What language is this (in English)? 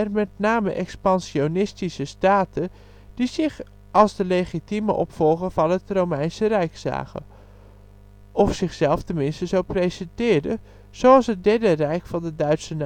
Dutch